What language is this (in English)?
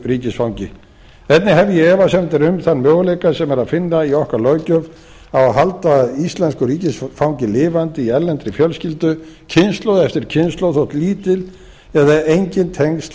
Icelandic